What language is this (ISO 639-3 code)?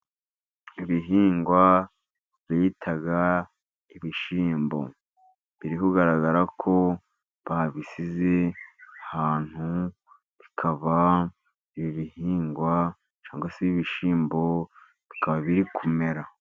kin